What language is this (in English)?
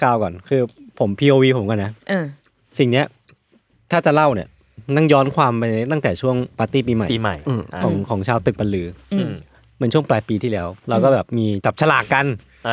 Thai